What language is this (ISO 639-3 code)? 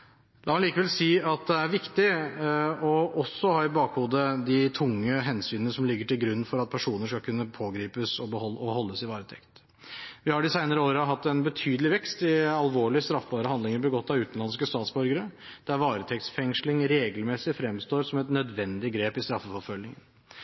nob